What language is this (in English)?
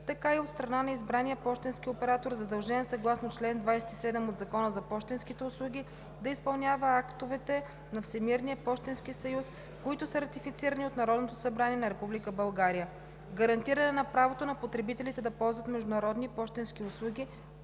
Bulgarian